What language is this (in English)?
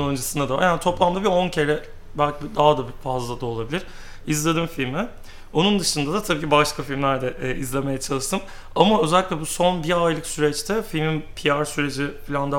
Turkish